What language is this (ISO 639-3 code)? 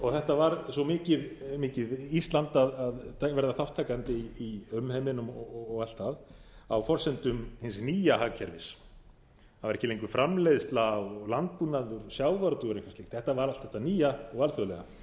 isl